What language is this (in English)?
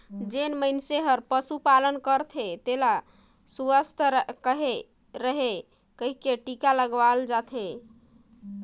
Chhattisgarhi